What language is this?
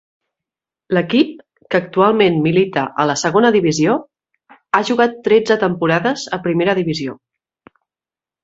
Catalan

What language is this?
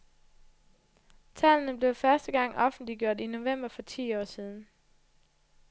Danish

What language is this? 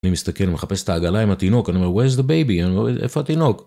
Hebrew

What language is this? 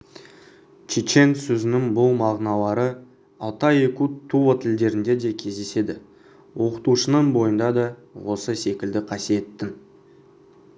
Kazakh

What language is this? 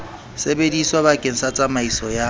Southern Sotho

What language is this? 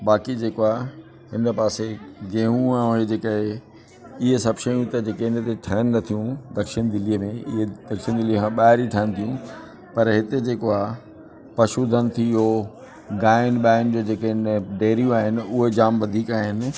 Sindhi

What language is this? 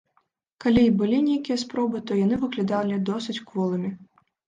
Belarusian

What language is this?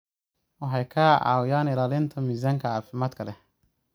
Somali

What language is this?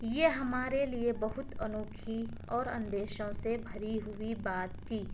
Urdu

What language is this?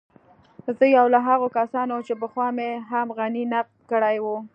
Pashto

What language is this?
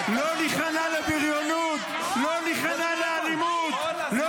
Hebrew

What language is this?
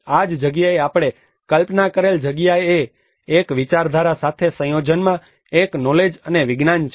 Gujarati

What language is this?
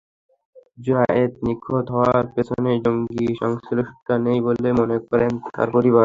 Bangla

